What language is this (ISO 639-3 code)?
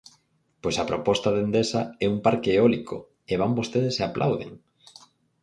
glg